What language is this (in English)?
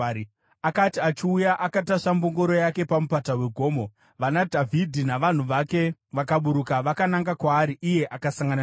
Shona